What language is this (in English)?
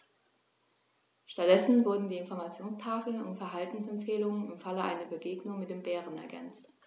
German